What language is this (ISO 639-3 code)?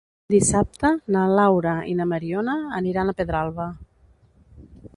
cat